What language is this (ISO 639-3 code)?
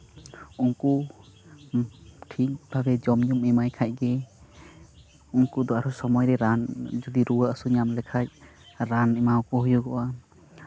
sat